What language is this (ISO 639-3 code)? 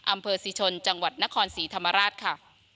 tha